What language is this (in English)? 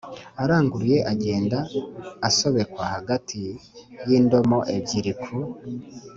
Kinyarwanda